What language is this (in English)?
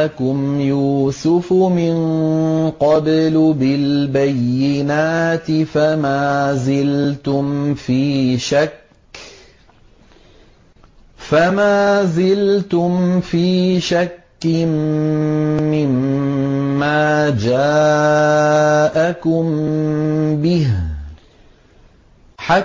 Arabic